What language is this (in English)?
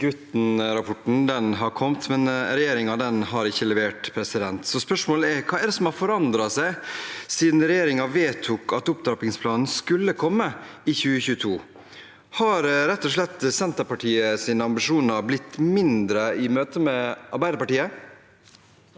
Norwegian